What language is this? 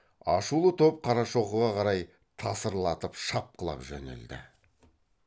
Kazakh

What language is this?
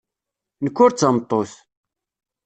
Kabyle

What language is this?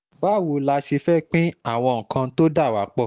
Yoruba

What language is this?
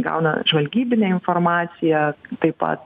Lithuanian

